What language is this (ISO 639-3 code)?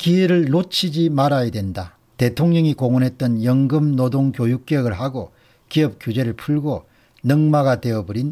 kor